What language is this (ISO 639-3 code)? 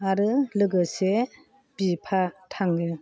brx